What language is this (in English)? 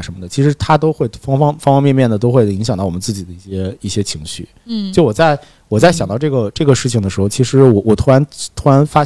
Chinese